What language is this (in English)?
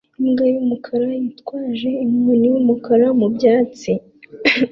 Kinyarwanda